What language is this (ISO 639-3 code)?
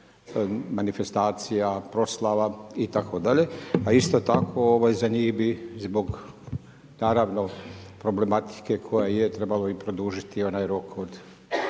hrv